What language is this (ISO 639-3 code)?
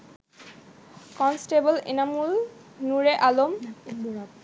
ben